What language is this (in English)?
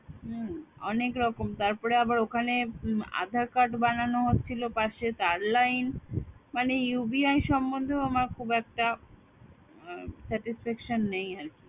Bangla